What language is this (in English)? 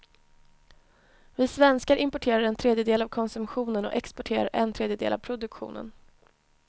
Swedish